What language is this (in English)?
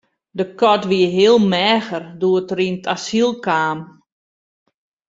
Western Frisian